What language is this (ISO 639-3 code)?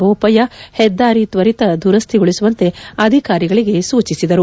kan